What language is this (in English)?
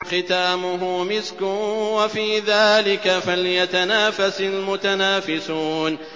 Arabic